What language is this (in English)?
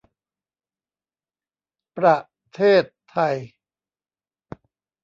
Thai